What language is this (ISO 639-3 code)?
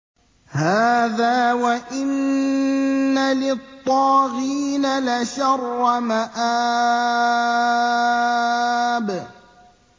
ara